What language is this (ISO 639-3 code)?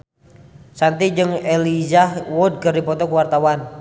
sun